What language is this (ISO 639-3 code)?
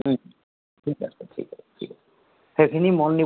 asm